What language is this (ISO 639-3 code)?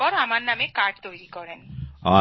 ben